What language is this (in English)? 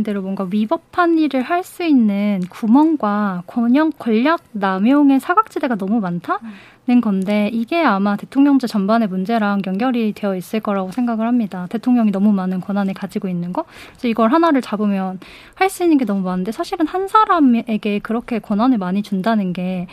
Korean